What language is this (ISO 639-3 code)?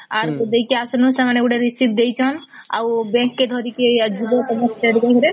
ori